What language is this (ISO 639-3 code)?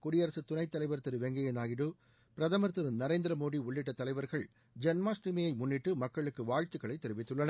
tam